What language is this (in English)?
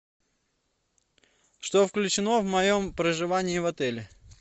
Russian